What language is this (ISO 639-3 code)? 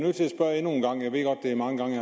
dan